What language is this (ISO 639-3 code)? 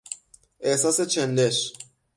fas